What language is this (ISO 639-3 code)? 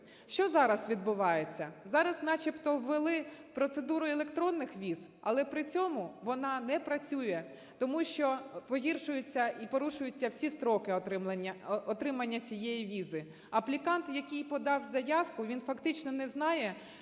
ukr